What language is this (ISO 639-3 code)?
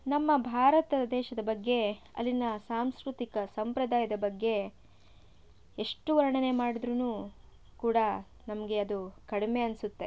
kan